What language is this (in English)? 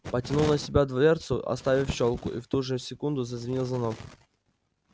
Russian